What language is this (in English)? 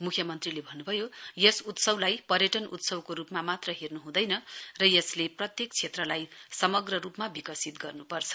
Nepali